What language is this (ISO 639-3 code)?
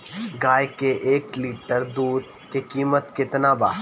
bho